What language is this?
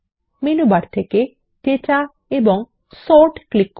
Bangla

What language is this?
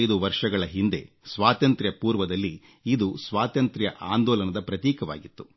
Kannada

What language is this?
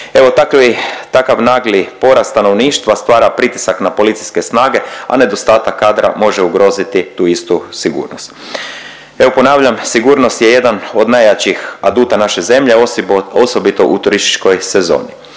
Croatian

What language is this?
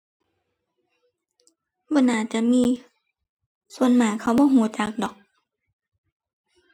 Thai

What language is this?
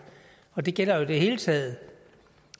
Danish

